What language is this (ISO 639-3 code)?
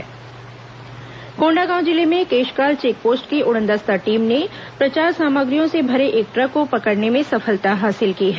hin